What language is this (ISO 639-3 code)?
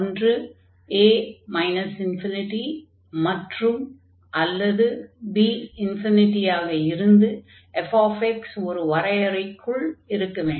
tam